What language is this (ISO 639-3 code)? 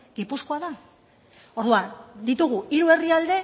eus